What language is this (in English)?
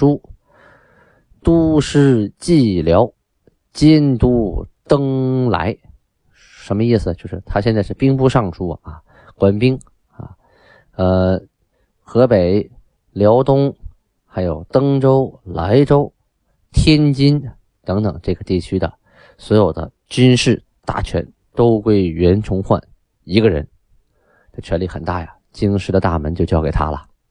Chinese